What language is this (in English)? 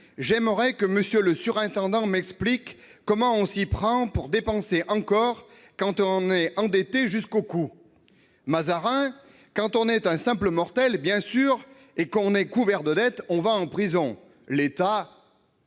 French